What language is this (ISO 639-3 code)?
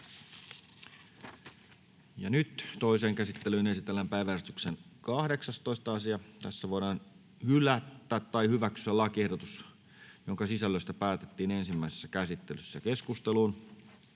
fin